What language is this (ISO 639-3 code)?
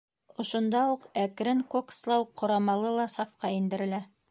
bak